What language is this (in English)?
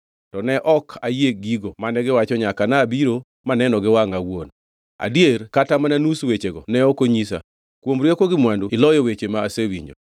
Luo (Kenya and Tanzania)